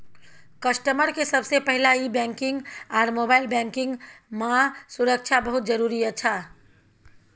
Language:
Maithili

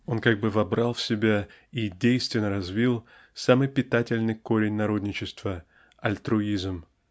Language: Russian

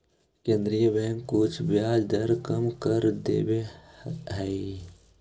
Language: Magahi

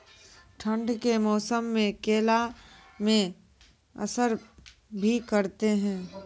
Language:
Maithili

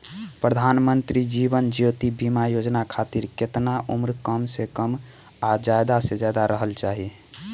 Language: Bhojpuri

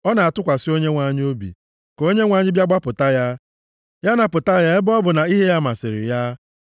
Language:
Igbo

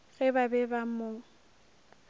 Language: Northern Sotho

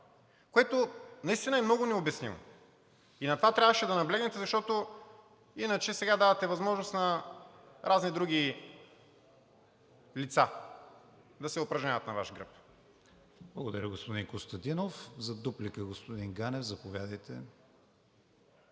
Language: Bulgarian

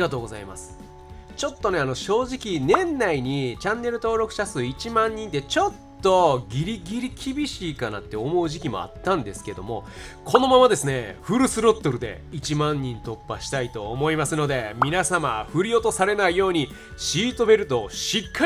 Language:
Japanese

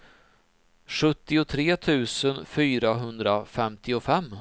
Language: Swedish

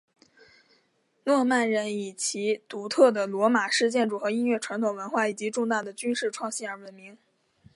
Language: Chinese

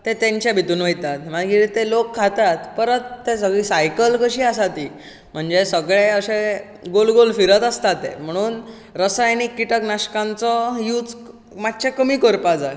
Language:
Konkani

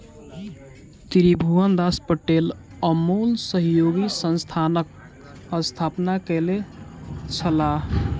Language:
Maithili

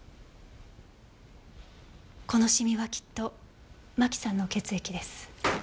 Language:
Japanese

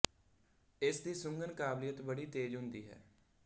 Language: Punjabi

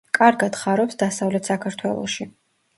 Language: Georgian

